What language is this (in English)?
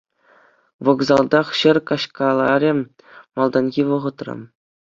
Chuvash